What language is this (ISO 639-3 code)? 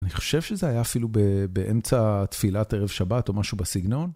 heb